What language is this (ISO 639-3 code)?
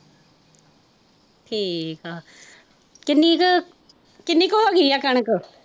pan